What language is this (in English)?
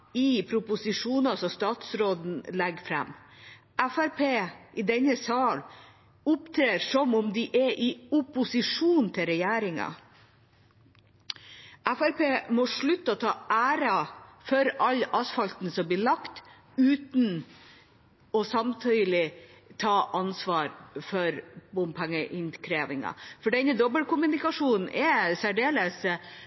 Norwegian Bokmål